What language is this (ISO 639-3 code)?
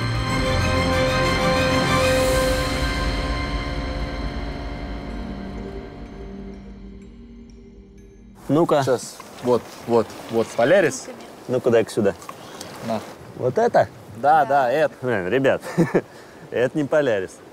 rus